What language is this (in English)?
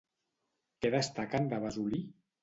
Catalan